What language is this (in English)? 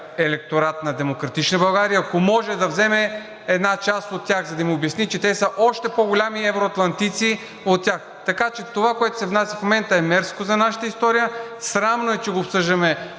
Bulgarian